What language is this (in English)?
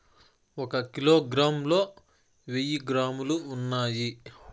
Telugu